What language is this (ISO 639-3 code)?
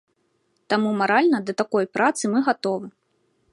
bel